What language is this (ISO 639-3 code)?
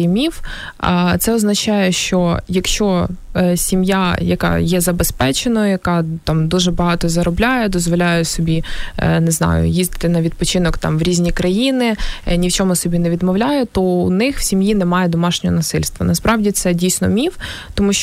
ukr